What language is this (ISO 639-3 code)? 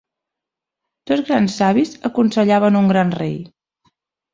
cat